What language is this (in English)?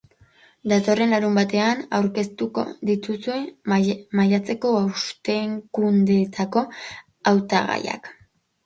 Basque